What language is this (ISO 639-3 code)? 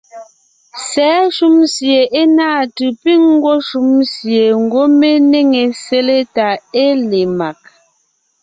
nnh